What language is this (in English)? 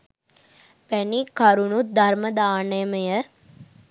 Sinhala